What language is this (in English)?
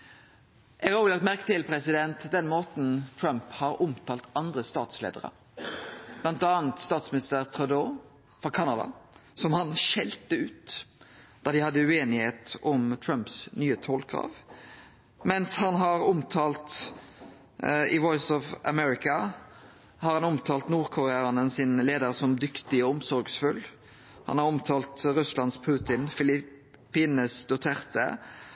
Norwegian Nynorsk